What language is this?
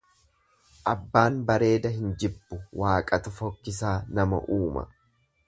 Oromo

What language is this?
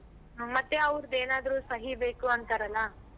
Kannada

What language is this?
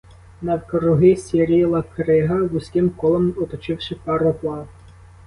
Ukrainian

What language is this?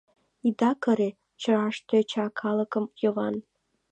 Mari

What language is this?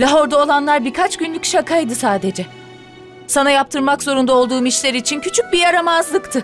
Turkish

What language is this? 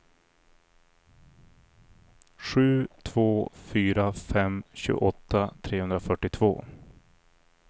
Swedish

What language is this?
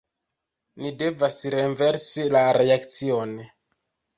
Esperanto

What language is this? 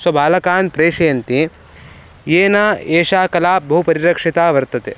Sanskrit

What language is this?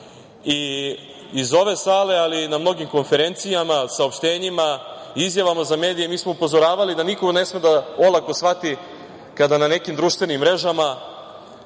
Serbian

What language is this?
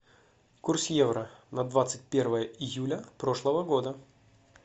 Russian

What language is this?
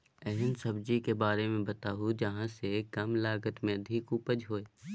Maithili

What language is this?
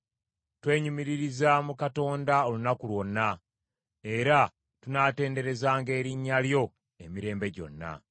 Ganda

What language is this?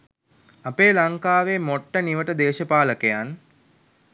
Sinhala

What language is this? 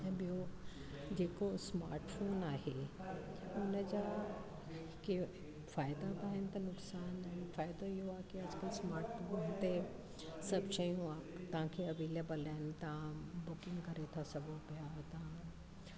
Sindhi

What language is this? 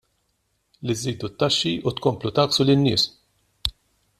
Maltese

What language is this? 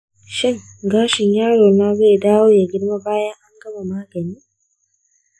Hausa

